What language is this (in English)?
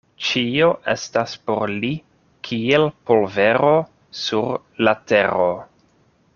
Esperanto